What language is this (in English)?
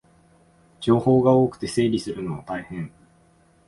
Japanese